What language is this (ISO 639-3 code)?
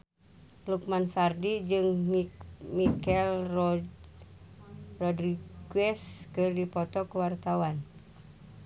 sun